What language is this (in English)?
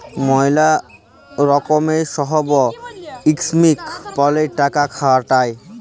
Bangla